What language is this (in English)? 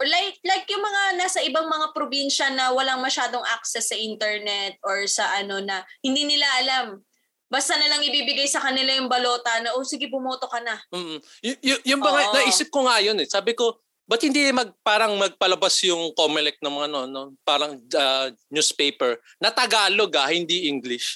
Filipino